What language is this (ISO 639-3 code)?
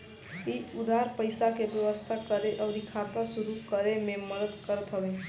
bho